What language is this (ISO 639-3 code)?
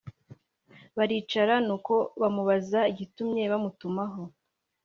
kin